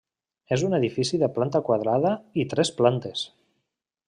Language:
Catalan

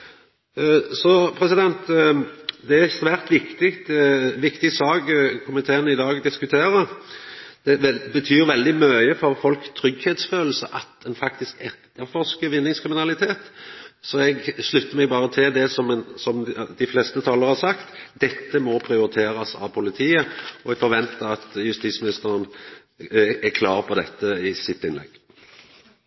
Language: Norwegian Nynorsk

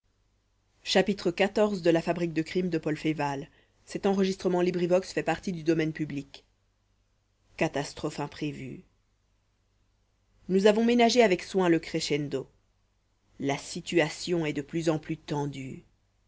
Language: French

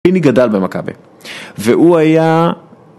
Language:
Hebrew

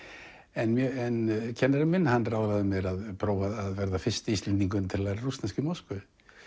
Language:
Icelandic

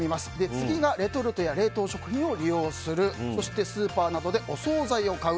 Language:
Japanese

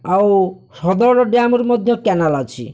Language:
Odia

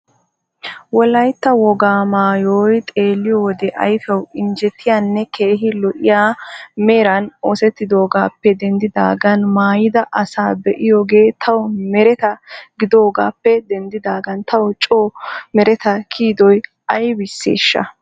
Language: Wolaytta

